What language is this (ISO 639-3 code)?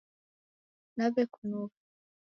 dav